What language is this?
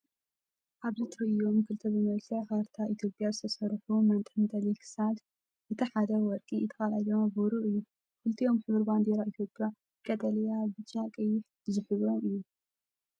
Tigrinya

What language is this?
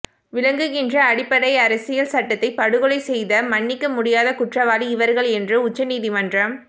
Tamil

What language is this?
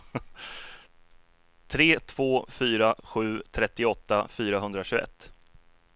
Swedish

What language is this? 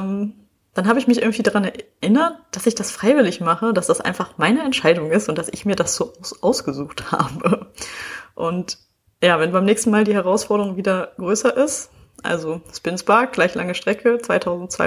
German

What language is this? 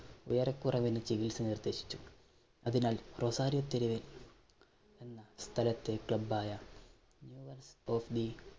Malayalam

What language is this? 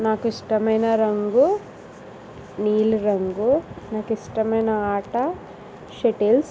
Telugu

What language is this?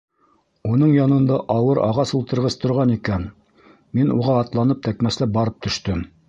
Bashkir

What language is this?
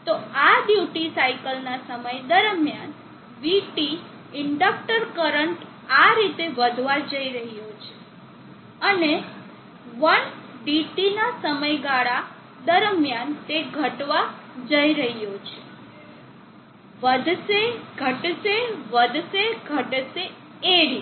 Gujarati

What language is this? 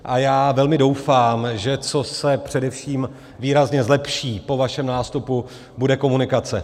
Czech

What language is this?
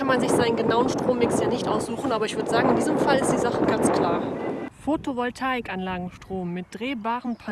German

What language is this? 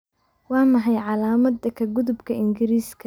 Somali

